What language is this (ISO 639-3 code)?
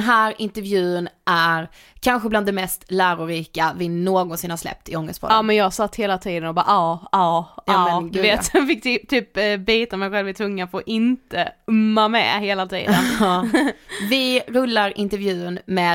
swe